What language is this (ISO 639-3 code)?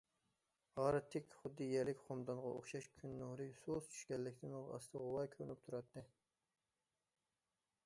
uig